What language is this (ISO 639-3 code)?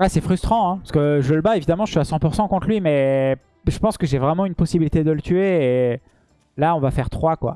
fra